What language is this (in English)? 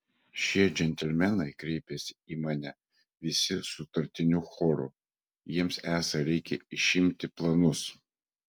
Lithuanian